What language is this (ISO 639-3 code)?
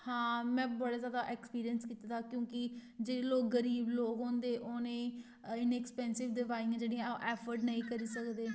doi